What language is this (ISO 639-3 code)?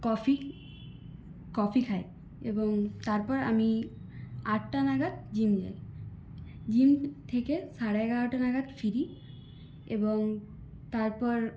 ben